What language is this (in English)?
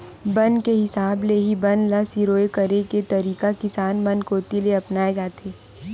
Chhattisgarhi